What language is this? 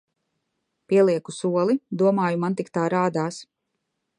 Latvian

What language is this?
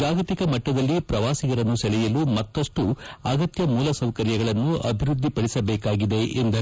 Kannada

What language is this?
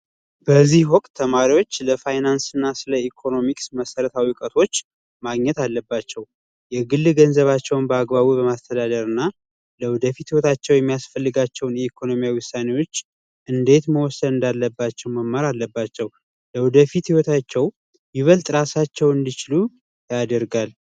Amharic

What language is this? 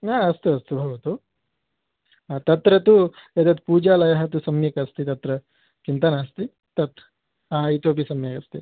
Sanskrit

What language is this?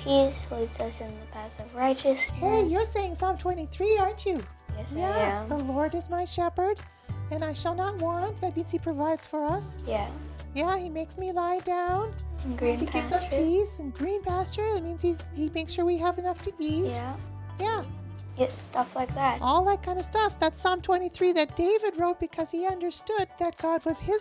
English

